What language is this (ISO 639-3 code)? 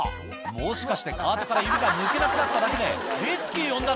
jpn